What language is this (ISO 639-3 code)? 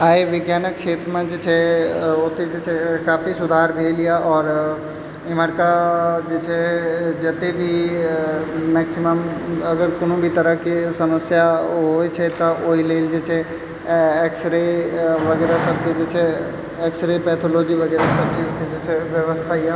mai